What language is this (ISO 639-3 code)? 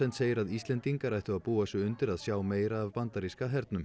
isl